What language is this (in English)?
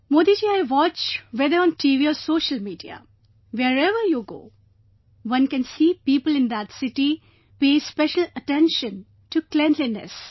English